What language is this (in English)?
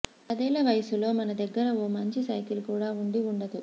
Telugu